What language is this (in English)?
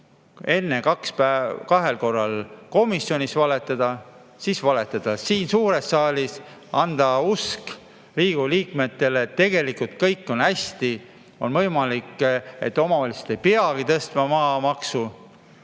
Estonian